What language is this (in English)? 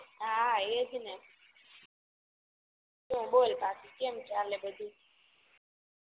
Gujarati